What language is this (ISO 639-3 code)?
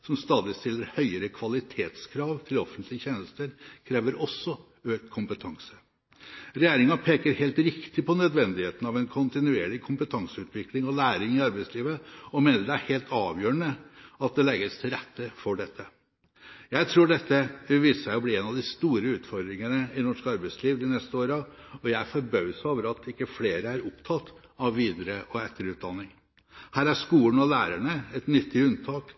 nob